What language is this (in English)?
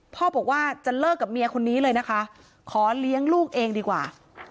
Thai